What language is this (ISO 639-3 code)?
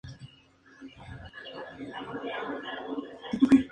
spa